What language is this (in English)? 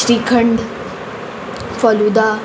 Konkani